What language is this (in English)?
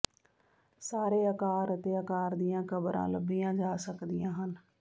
Punjabi